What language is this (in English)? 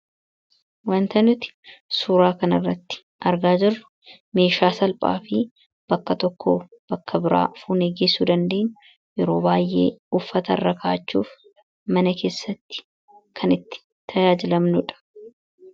Oromo